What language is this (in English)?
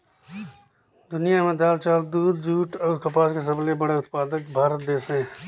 Chhattisgarhi